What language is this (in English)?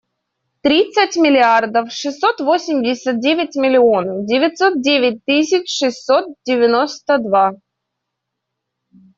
Russian